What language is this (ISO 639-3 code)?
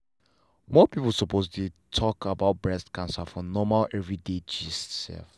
pcm